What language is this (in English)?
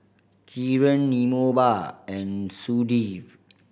English